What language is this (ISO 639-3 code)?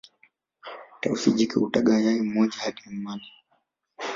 swa